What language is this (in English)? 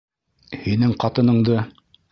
Bashkir